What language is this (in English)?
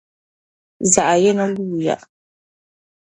Dagbani